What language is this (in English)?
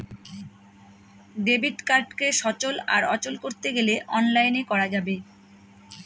Bangla